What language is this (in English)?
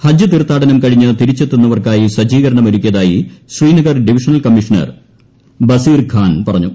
Malayalam